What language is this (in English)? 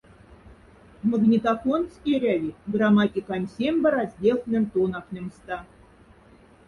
Moksha